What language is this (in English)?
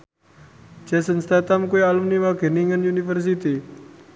Javanese